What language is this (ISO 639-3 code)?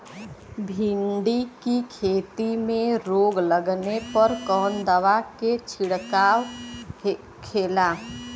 bho